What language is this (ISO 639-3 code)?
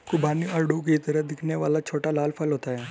hin